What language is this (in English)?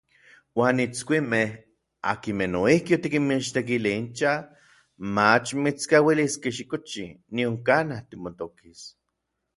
Orizaba Nahuatl